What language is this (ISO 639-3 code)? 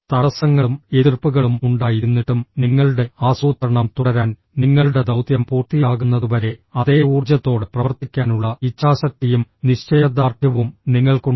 mal